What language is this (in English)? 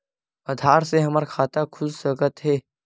Chhattisgarhi